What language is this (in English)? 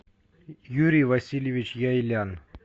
Russian